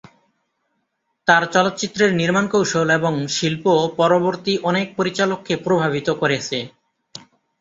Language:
Bangla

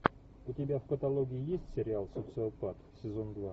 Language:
Russian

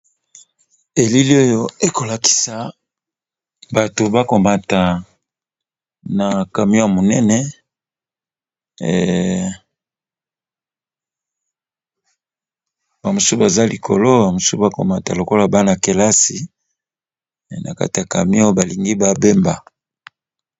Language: Lingala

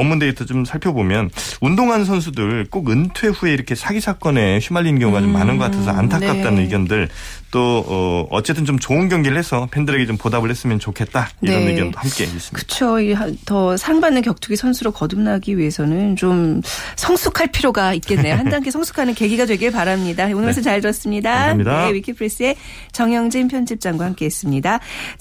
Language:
Korean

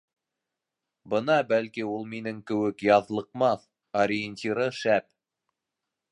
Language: Bashkir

